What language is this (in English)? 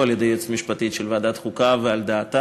Hebrew